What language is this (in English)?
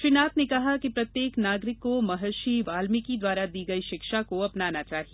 Hindi